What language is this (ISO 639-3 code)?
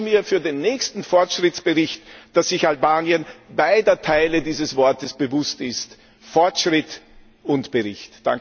deu